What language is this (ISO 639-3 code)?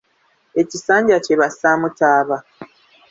lug